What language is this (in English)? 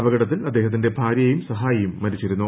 Malayalam